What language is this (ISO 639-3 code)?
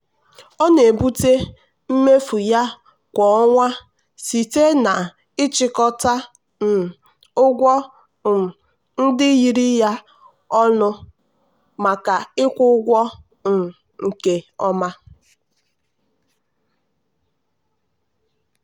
ibo